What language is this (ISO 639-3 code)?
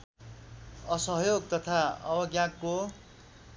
nep